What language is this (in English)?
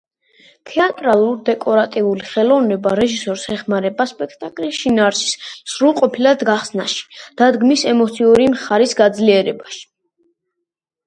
Georgian